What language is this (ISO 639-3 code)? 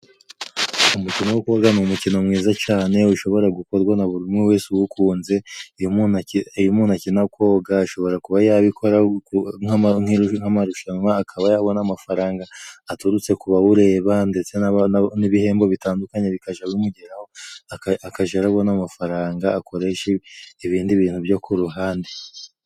kin